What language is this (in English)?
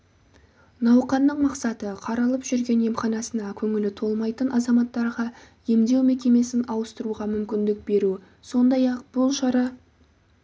Kazakh